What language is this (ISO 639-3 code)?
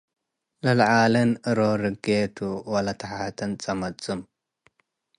tig